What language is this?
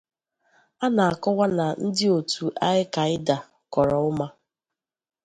Igbo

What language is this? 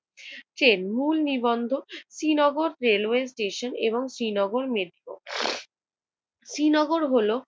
Bangla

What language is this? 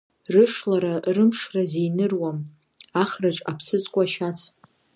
Abkhazian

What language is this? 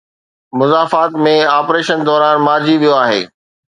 Sindhi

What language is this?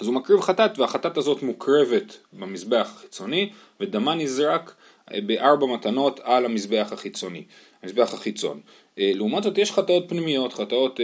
Hebrew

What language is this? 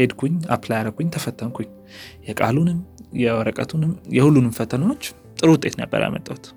Amharic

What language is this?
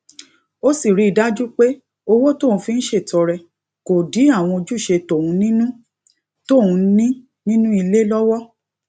Yoruba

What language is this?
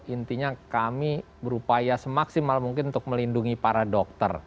Indonesian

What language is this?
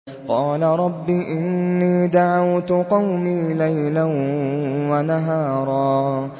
Arabic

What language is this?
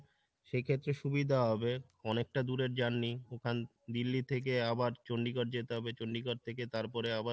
Bangla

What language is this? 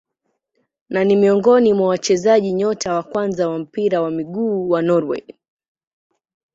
Swahili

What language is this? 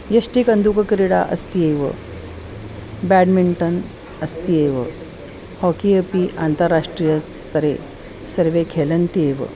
Sanskrit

